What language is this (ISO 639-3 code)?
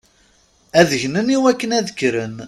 kab